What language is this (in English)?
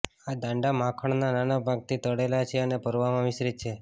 Gujarati